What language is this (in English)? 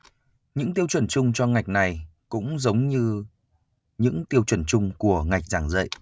Vietnamese